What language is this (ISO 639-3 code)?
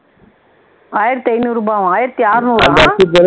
tam